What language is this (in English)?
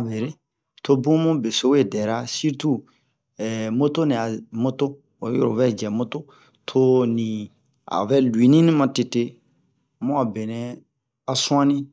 Bomu